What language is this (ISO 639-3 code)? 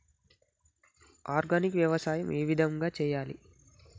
tel